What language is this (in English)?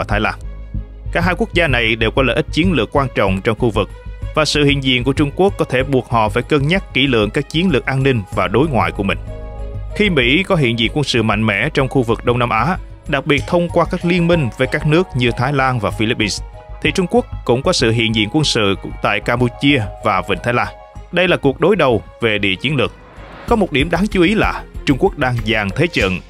Vietnamese